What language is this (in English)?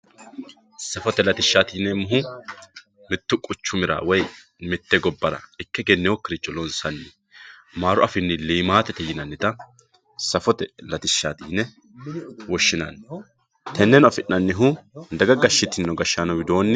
Sidamo